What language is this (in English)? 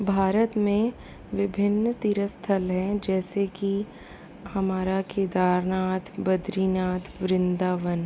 Hindi